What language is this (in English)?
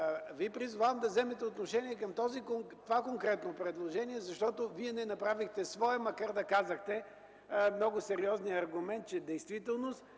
Bulgarian